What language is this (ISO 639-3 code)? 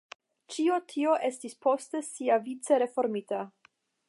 epo